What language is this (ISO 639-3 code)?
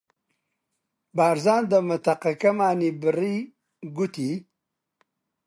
ckb